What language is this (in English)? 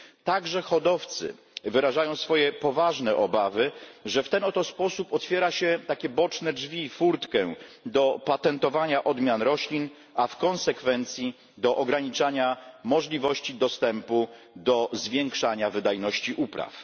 Polish